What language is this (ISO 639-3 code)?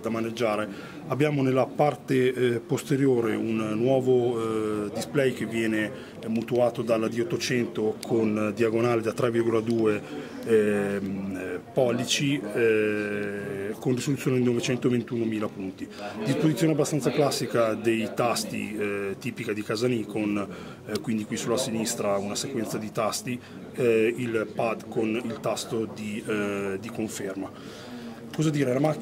ita